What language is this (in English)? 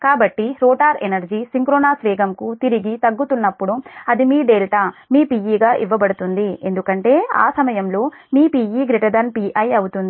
Telugu